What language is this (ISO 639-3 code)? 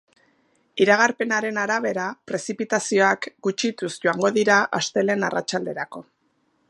eus